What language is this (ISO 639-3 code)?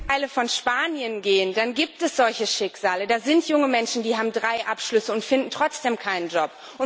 deu